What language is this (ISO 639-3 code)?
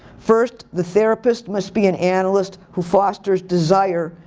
eng